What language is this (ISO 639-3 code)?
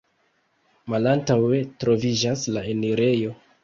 epo